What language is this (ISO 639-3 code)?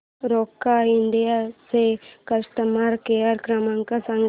mar